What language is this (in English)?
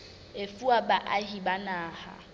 Southern Sotho